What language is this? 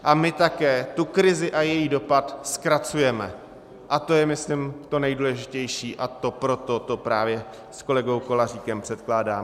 Czech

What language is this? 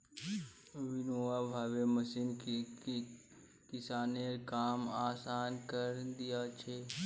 Magahi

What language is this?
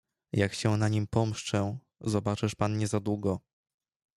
Polish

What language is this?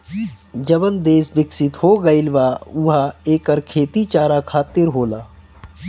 Bhojpuri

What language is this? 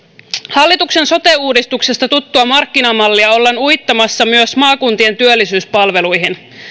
Finnish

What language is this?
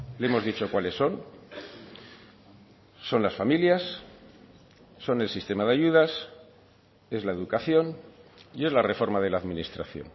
Spanish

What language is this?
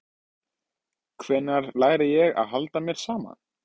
Icelandic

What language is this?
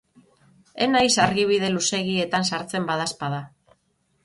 Basque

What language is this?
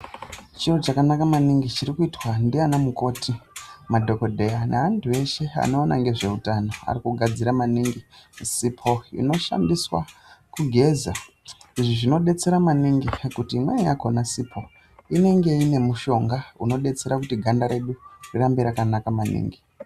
Ndau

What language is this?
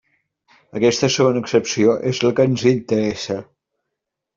Catalan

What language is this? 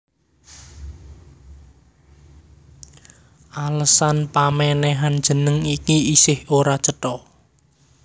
Javanese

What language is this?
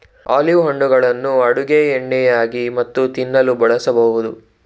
Kannada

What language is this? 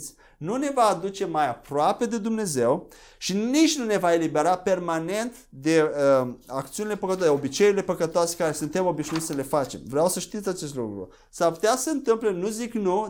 Romanian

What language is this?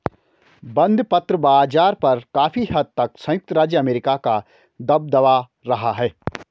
Hindi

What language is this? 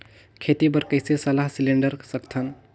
Chhattisgarhi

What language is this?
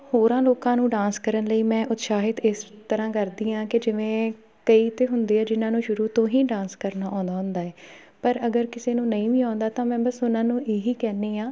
Punjabi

